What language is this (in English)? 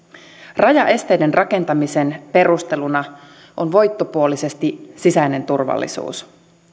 Finnish